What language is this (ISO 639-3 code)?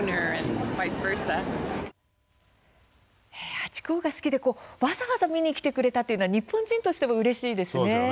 jpn